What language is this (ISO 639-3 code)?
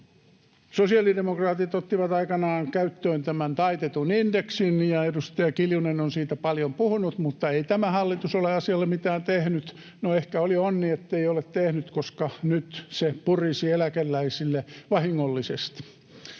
fin